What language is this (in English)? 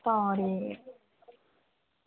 Dogri